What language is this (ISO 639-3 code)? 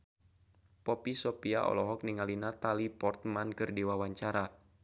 sun